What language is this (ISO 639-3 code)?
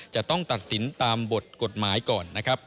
tha